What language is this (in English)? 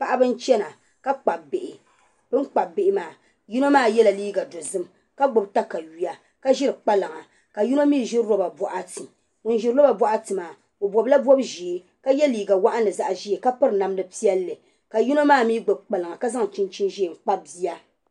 Dagbani